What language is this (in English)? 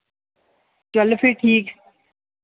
Dogri